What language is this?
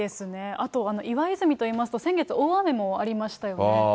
Japanese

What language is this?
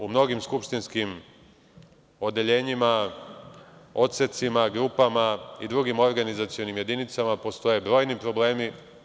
Serbian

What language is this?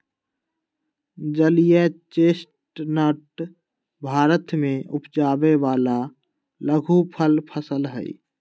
Magahi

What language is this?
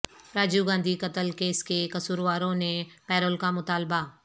Urdu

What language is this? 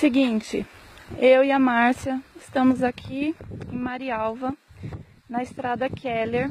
Portuguese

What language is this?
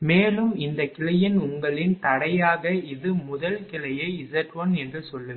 Tamil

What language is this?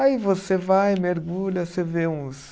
Portuguese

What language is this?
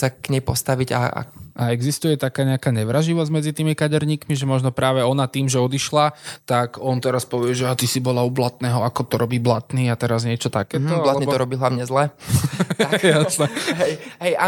Slovak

